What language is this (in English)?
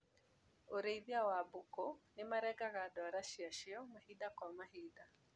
Kikuyu